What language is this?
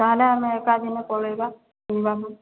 Odia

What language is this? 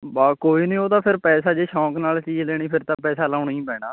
Punjabi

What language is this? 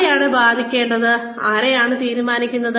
Malayalam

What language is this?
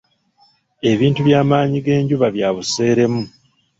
Ganda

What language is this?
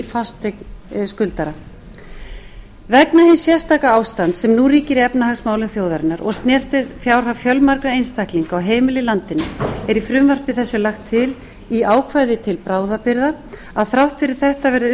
Icelandic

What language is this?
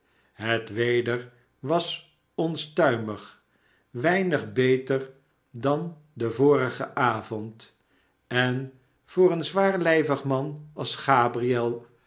Dutch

